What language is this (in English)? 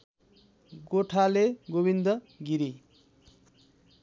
Nepali